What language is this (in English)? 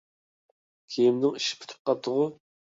Uyghur